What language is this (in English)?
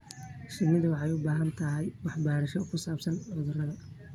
Somali